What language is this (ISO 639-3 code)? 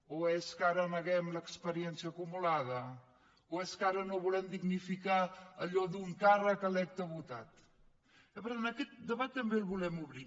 cat